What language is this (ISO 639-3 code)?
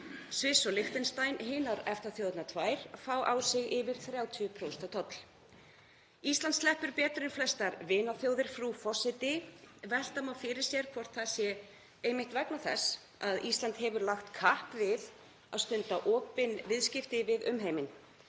isl